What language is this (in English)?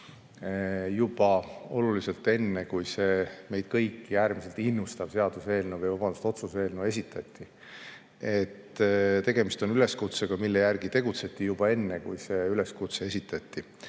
Estonian